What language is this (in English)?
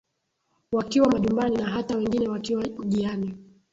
Swahili